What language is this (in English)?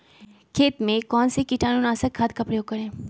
Magahi